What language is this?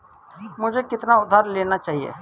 Hindi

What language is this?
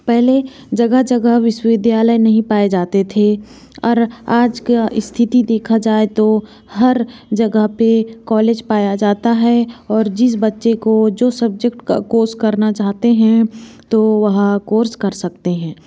Hindi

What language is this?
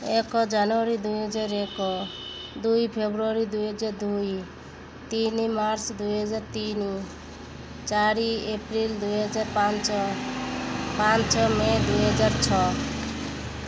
Odia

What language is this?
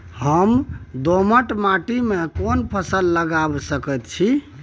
Maithili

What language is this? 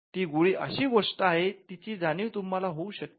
Marathi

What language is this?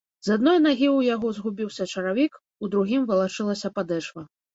Belarusian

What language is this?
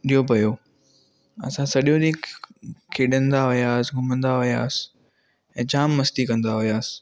Sindhi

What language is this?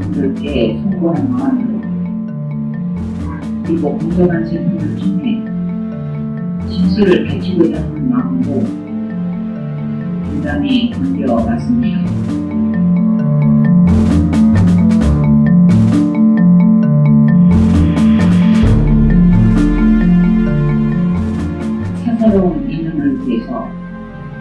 Korean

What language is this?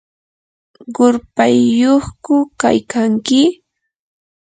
Yanahuanca Pasco Quechua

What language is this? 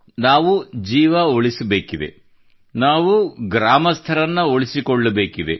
Kannada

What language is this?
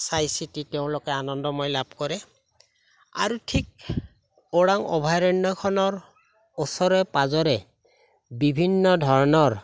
Assamese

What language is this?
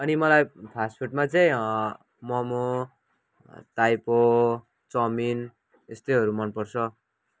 Nepali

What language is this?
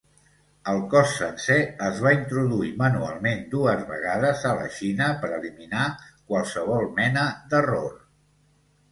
Catalan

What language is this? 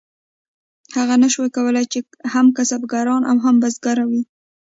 Pashto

